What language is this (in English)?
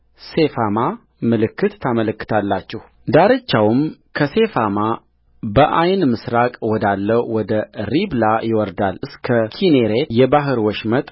Amharic